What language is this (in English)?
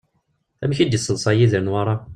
Kabyle